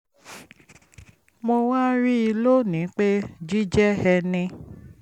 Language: Yoruba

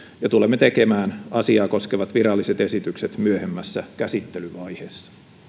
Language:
Finnish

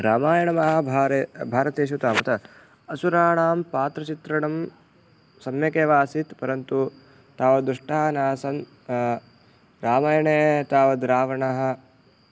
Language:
Sanskrit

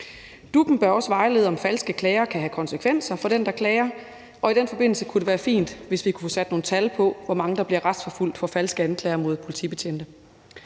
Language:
Danish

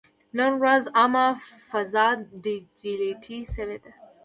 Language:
Pashto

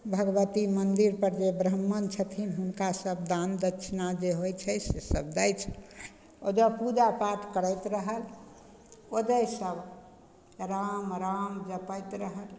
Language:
Maithili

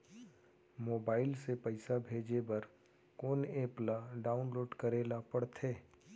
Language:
Chhattisgarhi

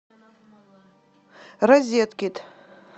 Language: Russian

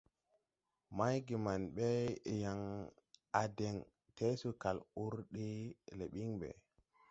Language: Tupuri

